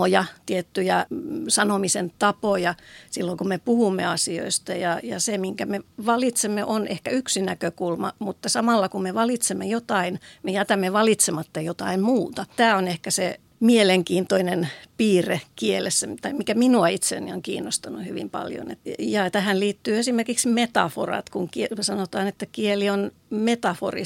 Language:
Finnish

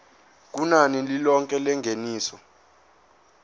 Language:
Zulu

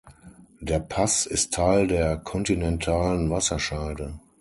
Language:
German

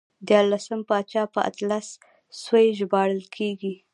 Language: Pashto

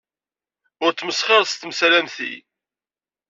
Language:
Kabyle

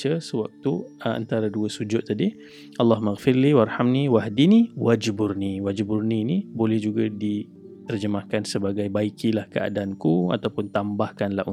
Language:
Malay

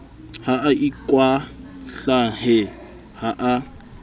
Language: Southern Sotho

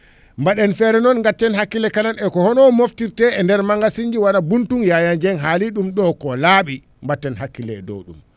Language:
Fula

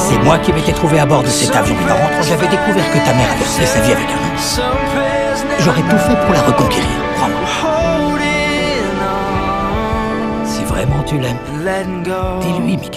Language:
French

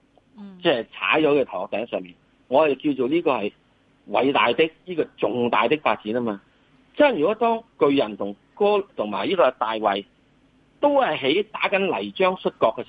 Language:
Chinese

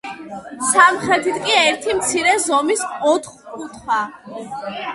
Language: Georgian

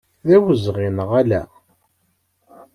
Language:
Kabyle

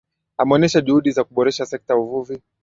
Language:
Swahili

